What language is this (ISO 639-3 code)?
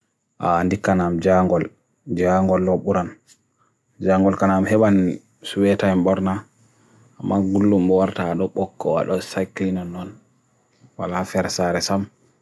fui